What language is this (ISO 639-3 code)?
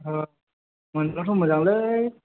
brx